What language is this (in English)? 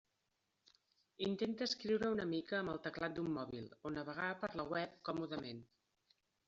Catalan